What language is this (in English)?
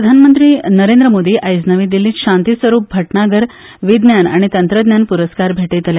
Konkani